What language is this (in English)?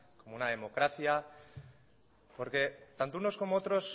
Spanish